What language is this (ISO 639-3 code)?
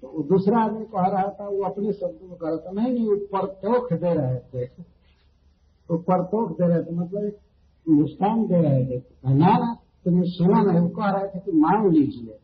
hin